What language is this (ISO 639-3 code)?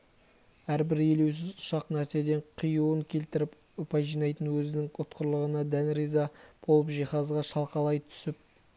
kaz